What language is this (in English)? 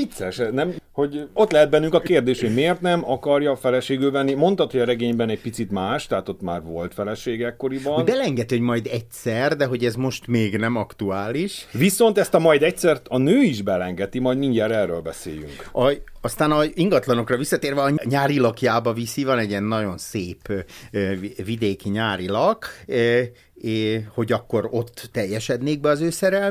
Hungarian